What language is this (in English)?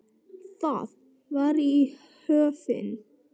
Icelandic